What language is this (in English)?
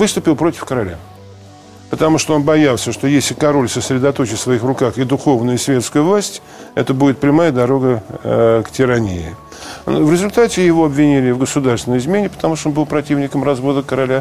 Russian